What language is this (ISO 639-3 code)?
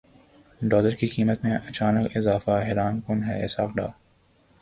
urd